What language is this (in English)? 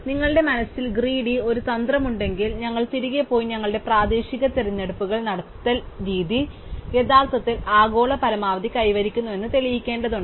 Malayalam